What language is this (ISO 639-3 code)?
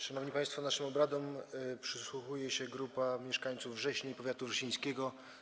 pol